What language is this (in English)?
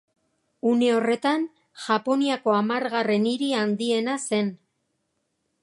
Basque